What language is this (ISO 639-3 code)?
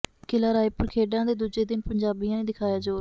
pan